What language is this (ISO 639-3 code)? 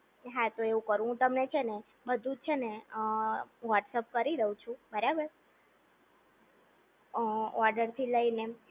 guj